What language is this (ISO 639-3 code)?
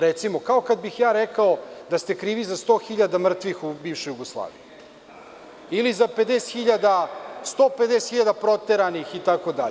srp